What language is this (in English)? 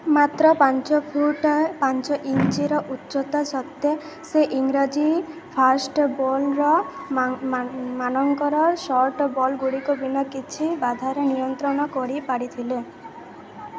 Odia